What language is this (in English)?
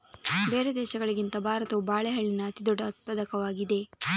Kannada